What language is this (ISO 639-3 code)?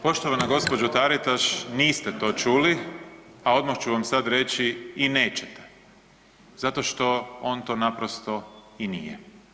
hrv